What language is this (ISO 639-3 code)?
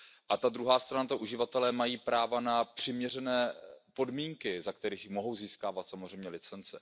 ces